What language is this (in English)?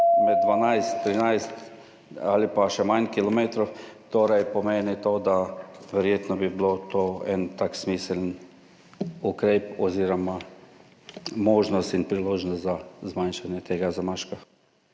Slovenian